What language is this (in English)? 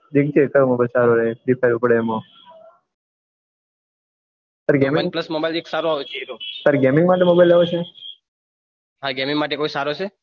Gujarati